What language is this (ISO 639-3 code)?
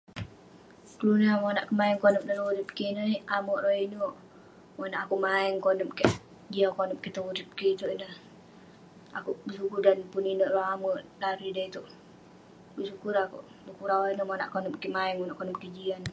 pne